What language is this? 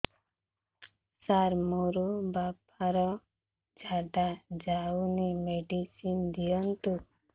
Odia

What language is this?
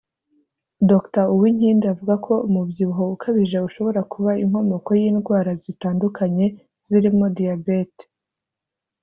Kinyarwanda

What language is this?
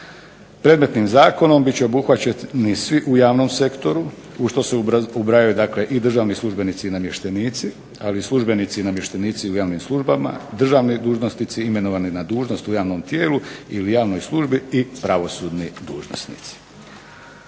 Croatian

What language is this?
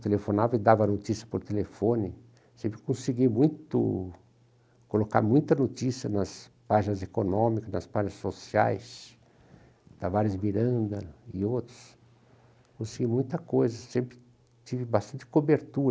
Portuguese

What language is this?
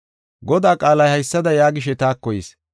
Gofa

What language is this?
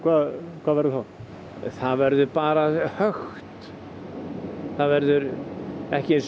Icelandic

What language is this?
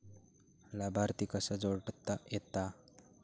Marathi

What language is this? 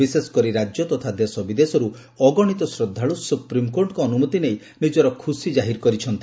Odia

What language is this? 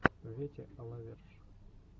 Russian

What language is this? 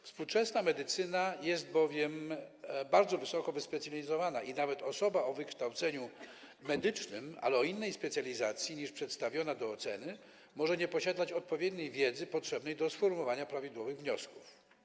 Polish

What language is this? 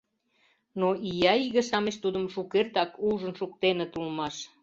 Mari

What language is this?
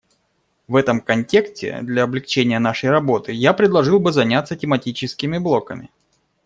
Russian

